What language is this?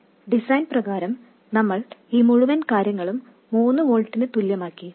Malayalam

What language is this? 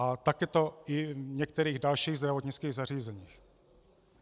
Czech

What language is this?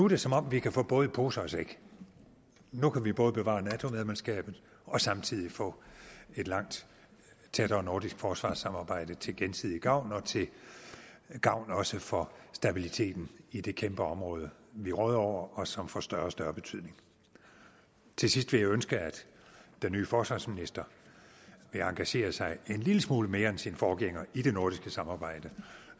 Danish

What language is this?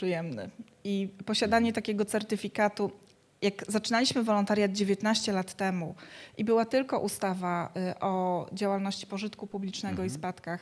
Polish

